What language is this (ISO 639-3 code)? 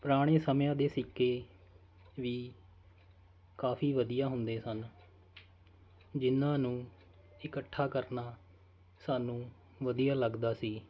pan